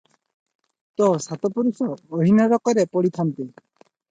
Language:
Odia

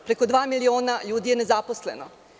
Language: Serbian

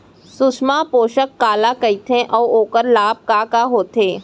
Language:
Chhattisgarhi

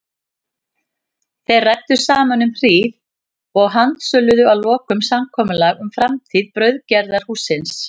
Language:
Icelandic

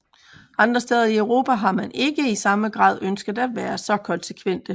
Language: Danish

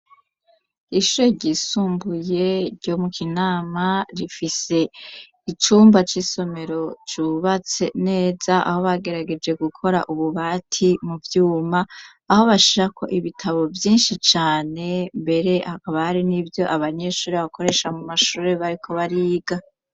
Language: Rundi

